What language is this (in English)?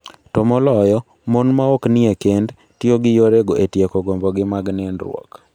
Luo (Kenya and Tanzania)